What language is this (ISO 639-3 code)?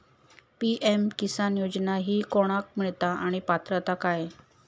mar